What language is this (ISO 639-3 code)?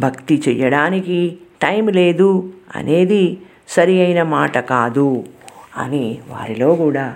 tel